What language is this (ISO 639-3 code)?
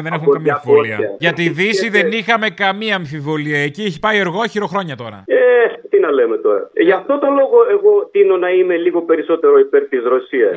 ell